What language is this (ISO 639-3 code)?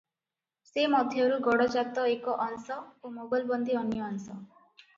ori